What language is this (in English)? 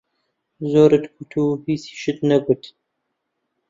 Central Kurdish